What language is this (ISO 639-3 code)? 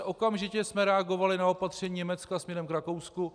ces